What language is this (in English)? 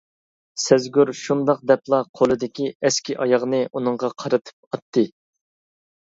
Uyghur